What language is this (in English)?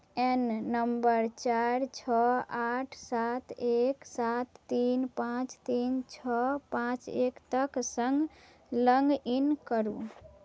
Maithili